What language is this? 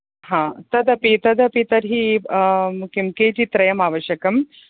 Sanskrit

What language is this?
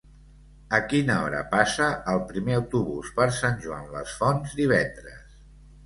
Catalan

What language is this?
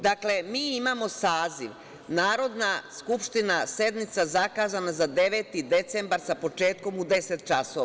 Serbian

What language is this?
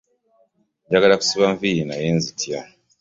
Ganda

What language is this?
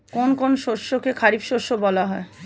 Bangla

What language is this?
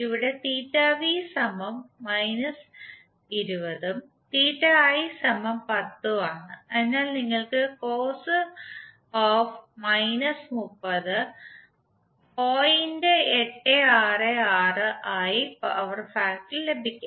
Malayalam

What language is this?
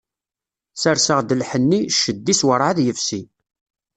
Kabyle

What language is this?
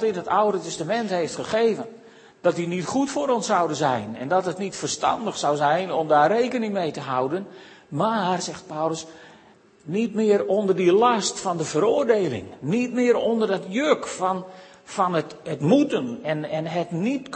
Dutch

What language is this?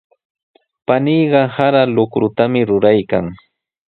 Sihuas Ancash Quechua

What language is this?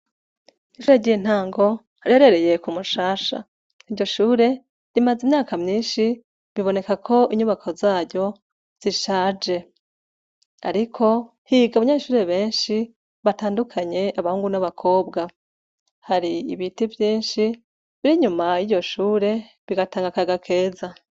Rundi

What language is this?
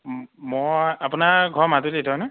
Assamese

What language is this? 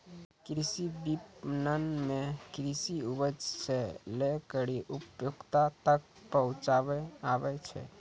Maithili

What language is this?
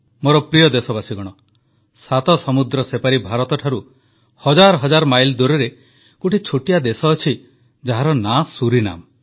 Odia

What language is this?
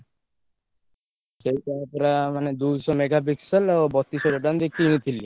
Odia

